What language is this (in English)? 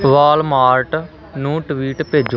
Punjabi